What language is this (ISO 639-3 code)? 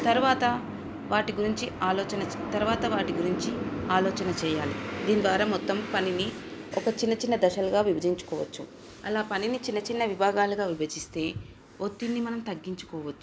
tel